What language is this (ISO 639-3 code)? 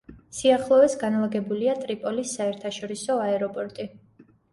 kat